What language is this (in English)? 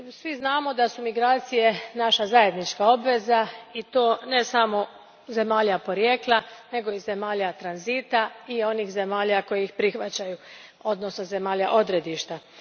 Croatian